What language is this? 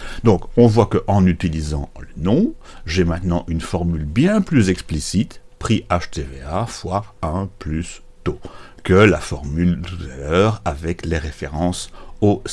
French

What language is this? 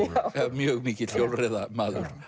Icelandic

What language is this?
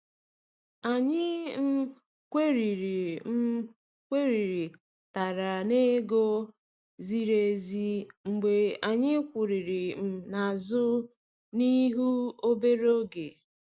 Igbo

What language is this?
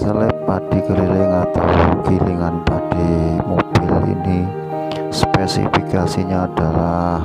Indonesian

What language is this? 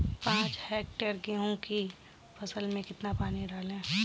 Hindi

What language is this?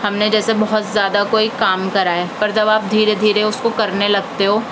Urdu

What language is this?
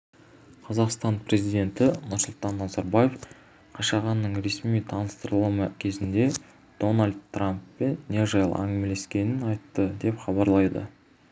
Kazakh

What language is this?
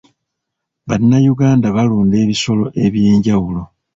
Ganda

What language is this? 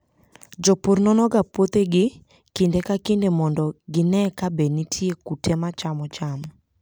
Luo (Kenya and Tanzania)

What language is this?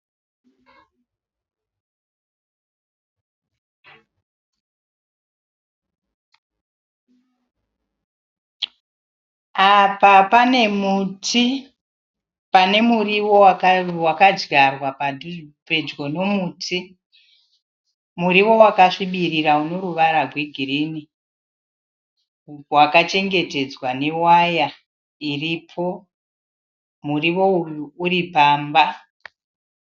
Shona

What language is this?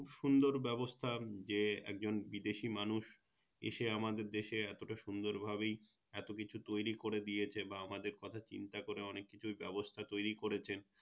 Bangla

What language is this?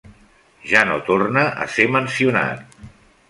Catalan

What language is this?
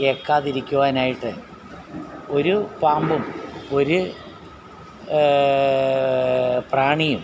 Malayalam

